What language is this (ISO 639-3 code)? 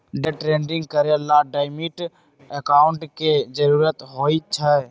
mag